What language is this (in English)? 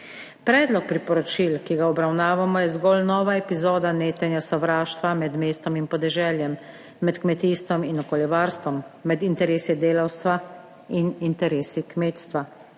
Slovenian